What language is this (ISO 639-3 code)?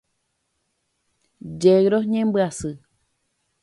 grn